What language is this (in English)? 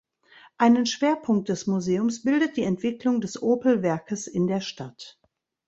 German